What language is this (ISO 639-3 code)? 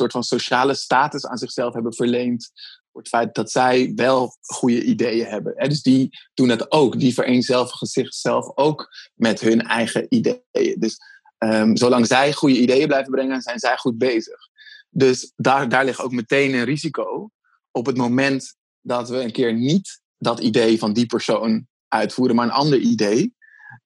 nld